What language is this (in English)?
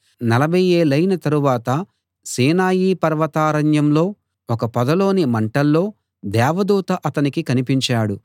Telugu